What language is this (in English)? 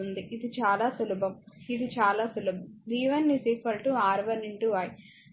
Telugu